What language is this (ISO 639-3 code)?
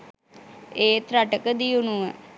sin